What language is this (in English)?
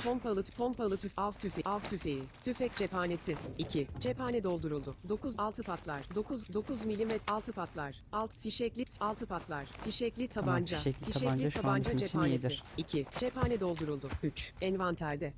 Turkish